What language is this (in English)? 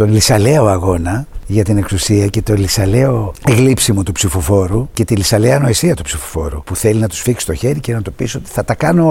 Greek